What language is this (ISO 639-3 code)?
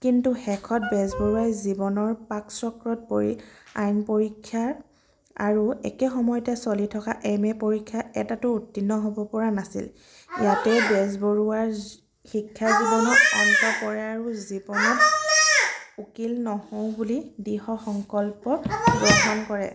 asm